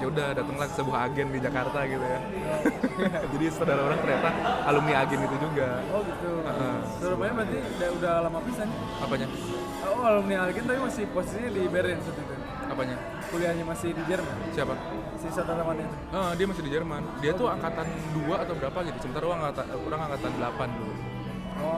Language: Indonesian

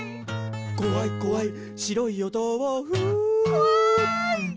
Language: Japanese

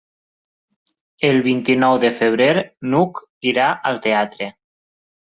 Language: Catalan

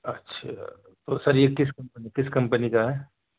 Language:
Urdu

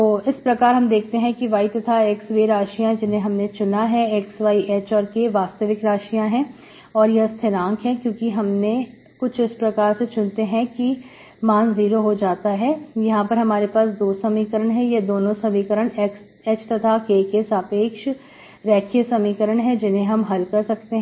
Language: Hindi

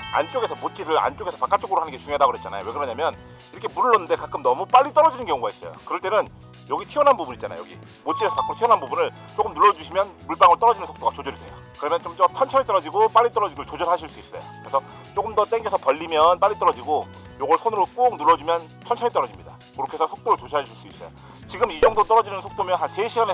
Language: Korean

